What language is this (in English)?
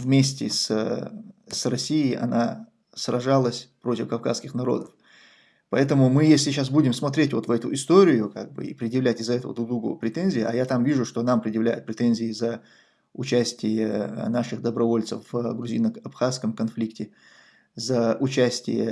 Russian